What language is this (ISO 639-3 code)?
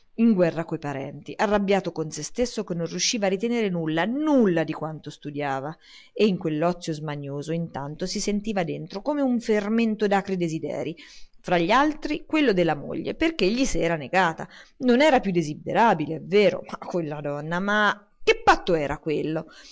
ita